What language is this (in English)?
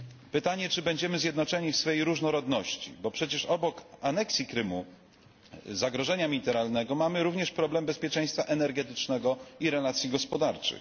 Polish